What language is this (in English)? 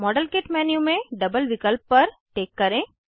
Hindi